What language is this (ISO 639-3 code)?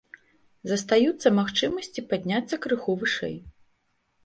bel